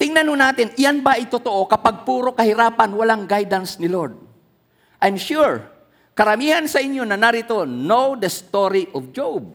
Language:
Filipino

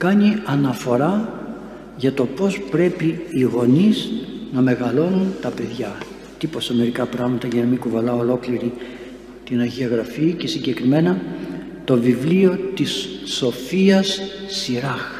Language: Greek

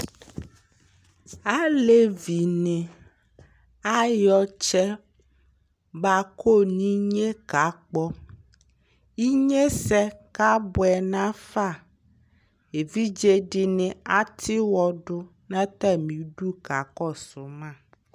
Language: Ikposo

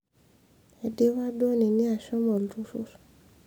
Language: Masai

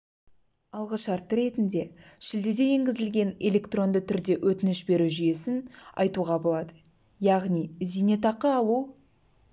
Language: Kazakh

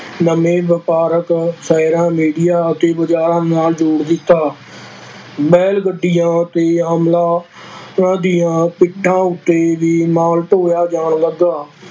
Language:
Punjabi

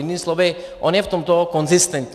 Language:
Czech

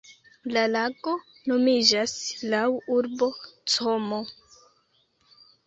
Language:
Esperanto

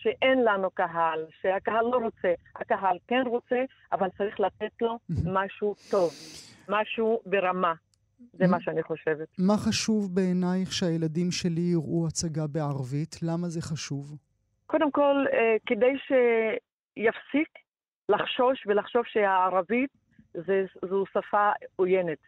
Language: Hebrew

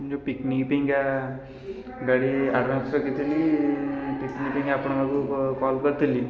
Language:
Odia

